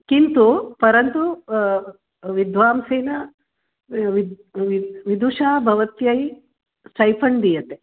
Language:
Sanskrit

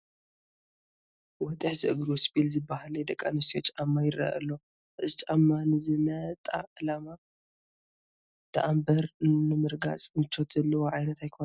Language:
Tigrinya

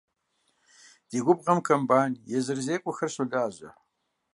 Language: Kabardian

